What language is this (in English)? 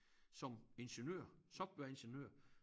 Danish